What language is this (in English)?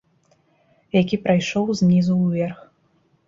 Belarusian